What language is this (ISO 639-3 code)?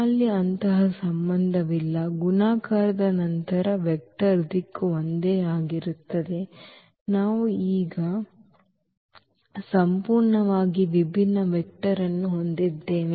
kan